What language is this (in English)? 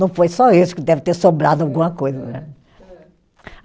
Portuguese